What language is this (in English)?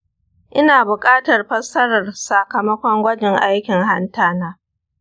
Hausa